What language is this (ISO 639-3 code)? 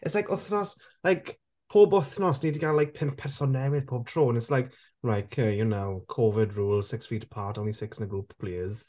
cym